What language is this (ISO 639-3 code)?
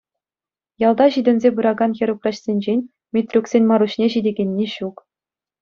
chv